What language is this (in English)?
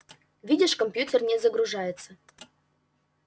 Russian